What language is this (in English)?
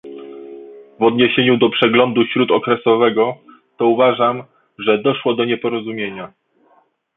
Polish